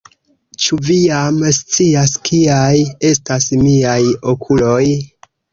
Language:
Esperanto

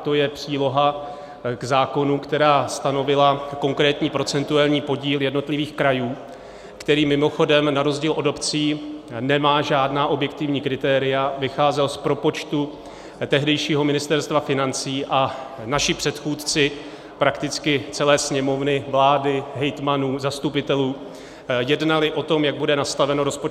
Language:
Czech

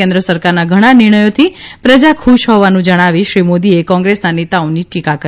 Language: Gujarati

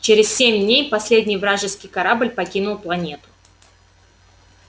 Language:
Russian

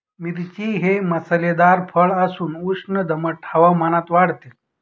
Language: Marathi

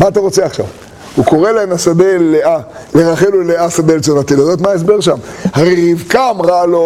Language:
Hebrew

